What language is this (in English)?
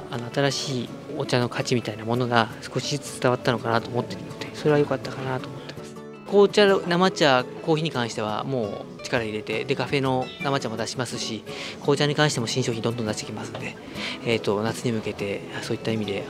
Japanese